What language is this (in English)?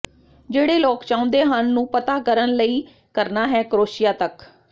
Punjabi